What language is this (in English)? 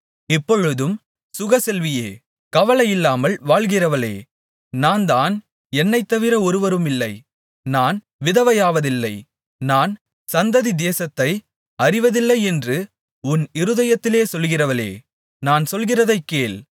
Tamil